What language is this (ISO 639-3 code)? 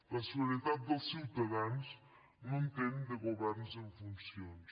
cat